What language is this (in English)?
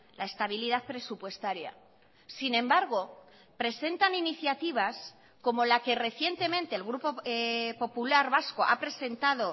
Spanish